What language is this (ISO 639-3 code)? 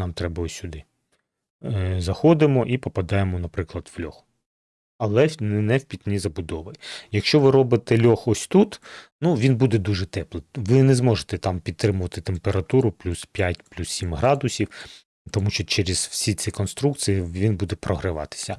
ukr